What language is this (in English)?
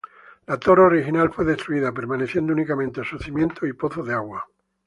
Spanish